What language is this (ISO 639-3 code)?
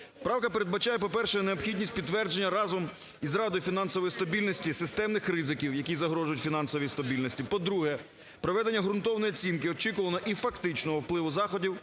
ukr